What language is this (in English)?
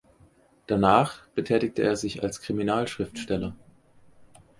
German